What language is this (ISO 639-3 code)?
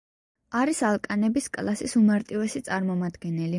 kat